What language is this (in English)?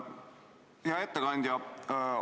Estonian